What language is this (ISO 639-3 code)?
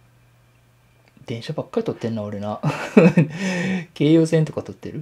jpn